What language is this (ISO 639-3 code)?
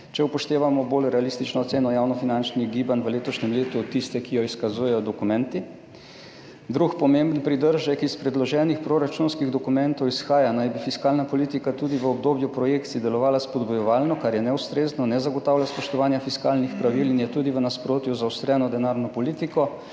slv